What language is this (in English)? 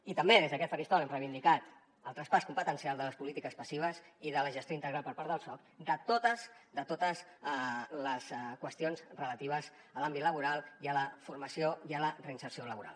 Catalan